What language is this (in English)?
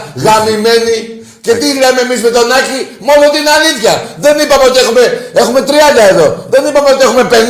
Greek